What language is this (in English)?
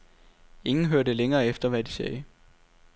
Danish